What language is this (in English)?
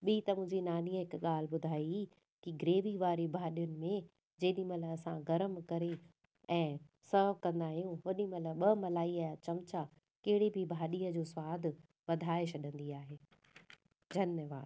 Sindhi